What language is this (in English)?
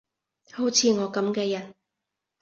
Cantonese